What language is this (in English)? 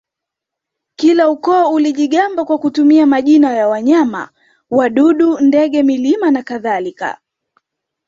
Swahili